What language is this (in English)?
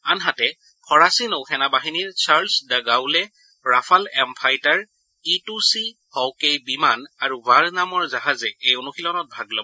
Assamese